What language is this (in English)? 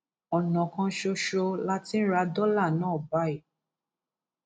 Yoruba